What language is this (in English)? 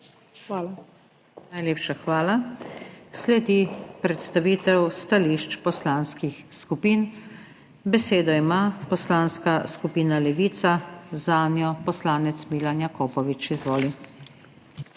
Slovenian